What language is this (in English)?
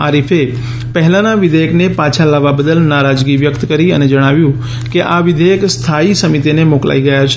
Gujarati